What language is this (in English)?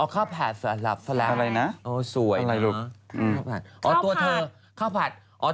Thai